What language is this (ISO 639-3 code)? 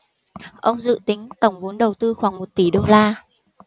vie